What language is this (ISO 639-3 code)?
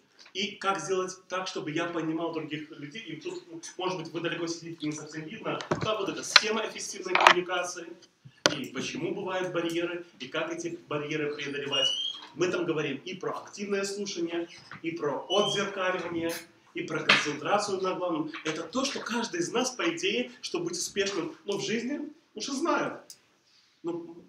rus